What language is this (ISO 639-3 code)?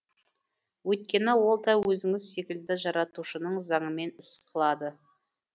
kaz